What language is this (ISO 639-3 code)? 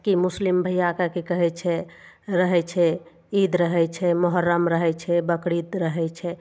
mai